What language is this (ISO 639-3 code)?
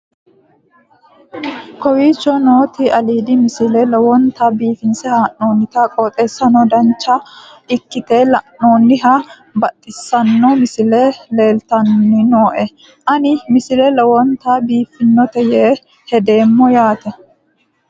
sid